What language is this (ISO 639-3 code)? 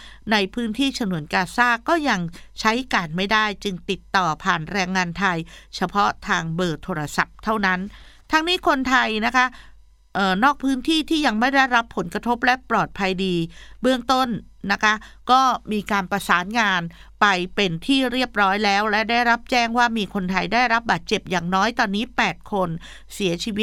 tha